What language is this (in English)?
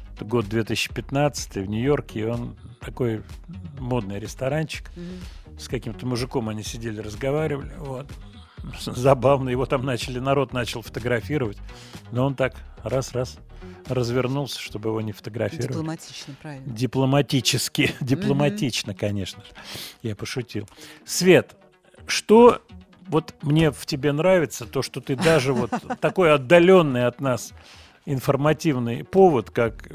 Russian